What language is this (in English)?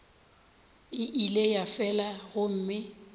Northern Sotho